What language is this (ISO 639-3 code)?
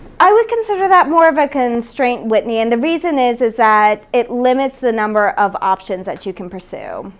eng